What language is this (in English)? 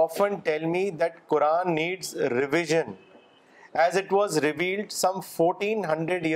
Urdu